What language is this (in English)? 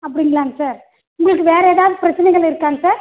Tamil